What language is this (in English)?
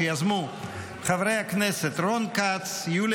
Hebrew